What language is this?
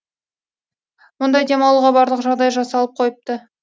Kazakh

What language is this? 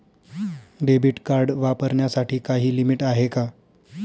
Marathi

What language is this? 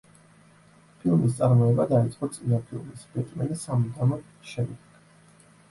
Georgian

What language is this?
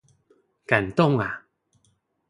Chinese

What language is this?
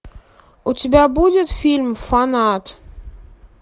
Russian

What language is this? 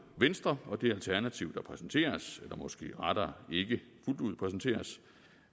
Danish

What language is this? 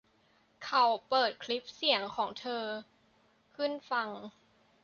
Thai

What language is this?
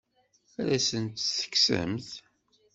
Kabyle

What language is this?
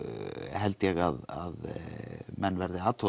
Icelandic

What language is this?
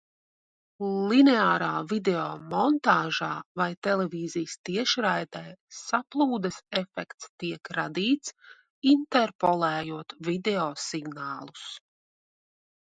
Latvian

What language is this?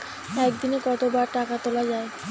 Bangla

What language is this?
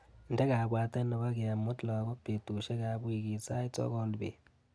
Kalenjin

